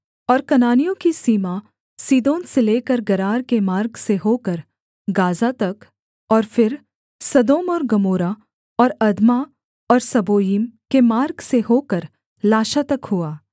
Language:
Hindi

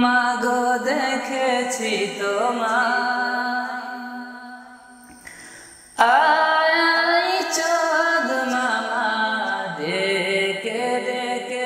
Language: Bangla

